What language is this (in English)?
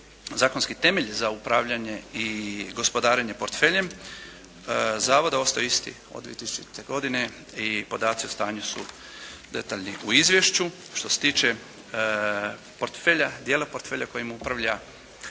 Croatian